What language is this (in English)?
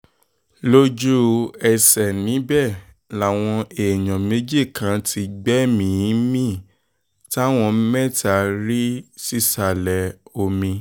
Yoruba